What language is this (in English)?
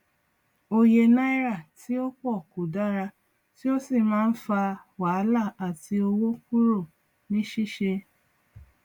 Yoruba